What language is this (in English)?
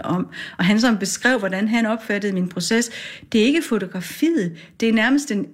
Danish